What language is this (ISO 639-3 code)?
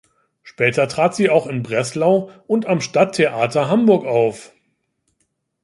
deu